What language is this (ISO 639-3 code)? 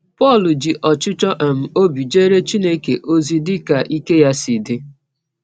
ibo